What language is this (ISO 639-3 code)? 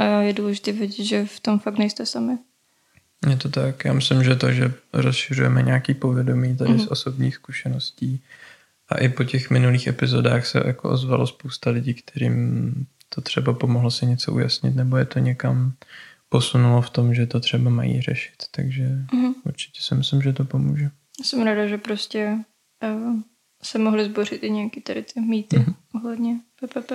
ces